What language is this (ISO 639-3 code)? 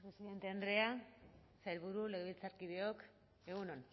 eus